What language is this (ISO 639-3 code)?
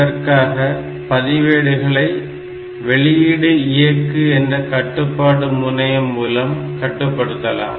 tam